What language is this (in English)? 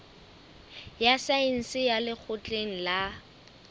Southern Sotho